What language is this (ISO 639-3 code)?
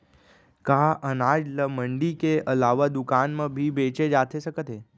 hne